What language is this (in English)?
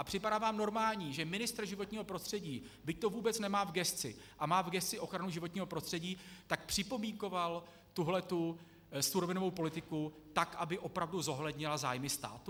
Czech